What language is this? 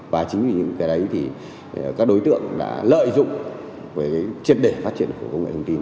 Vietnamese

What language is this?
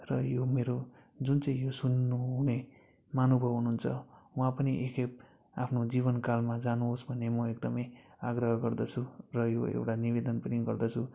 Nepali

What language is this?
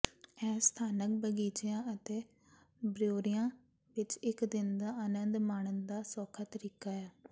Punjabi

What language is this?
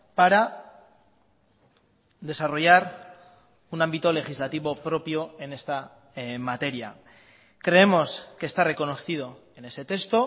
Spanish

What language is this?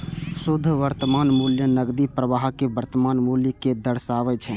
Maithili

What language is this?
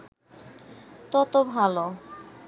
Bangla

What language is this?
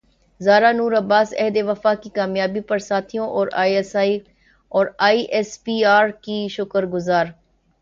Urdu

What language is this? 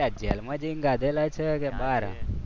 Gujarati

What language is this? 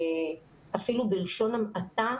Hebrew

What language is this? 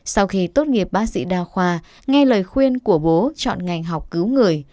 Vietnamese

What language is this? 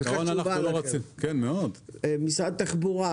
Hebrew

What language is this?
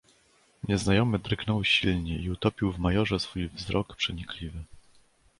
Polish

